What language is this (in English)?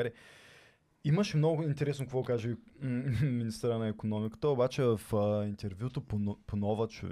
Bulgarian